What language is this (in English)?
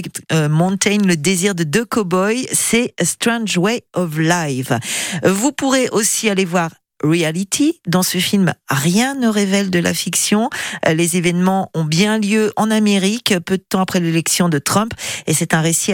French